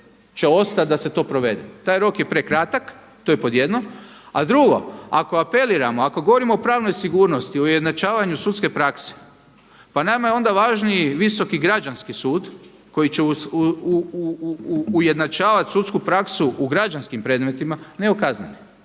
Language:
Croatian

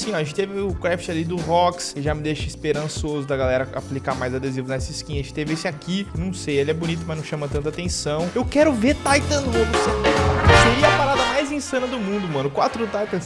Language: Portuguese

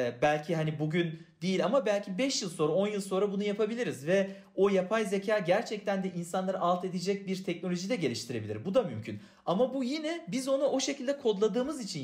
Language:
Turkish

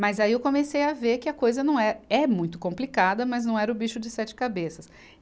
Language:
Portuguese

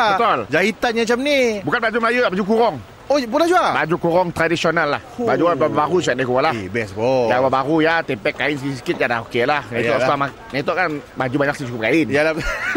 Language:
Malay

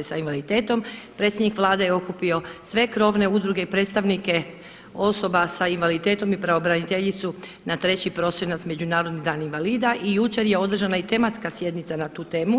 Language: Croatian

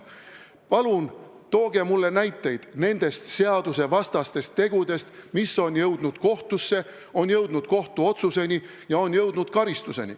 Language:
Estonian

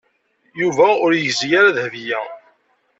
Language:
Kabyle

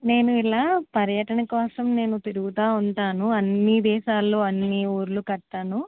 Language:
Telugu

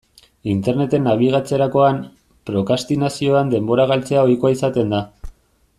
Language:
Basque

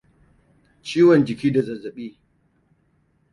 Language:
Hausa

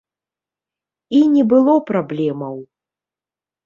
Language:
Belarusian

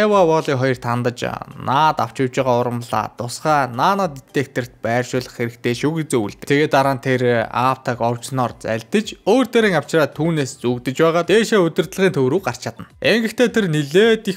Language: Turkish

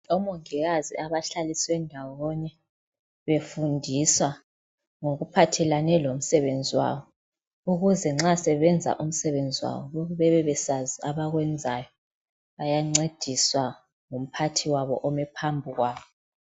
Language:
North Ndebele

